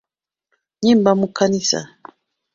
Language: Ganda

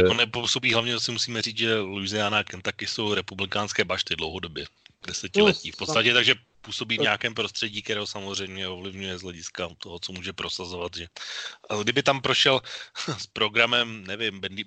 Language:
Czech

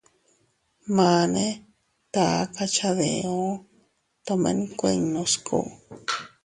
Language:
Teutila Cuicatec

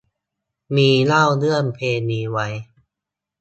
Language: Thai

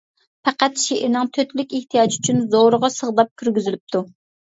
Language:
Uyghur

